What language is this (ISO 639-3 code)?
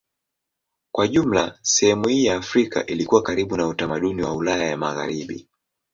swa